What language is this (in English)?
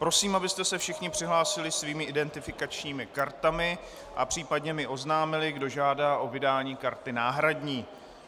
Czech